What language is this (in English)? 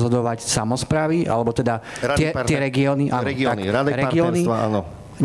Slovak